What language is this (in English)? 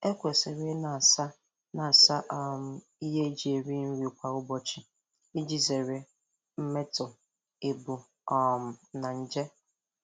Igbo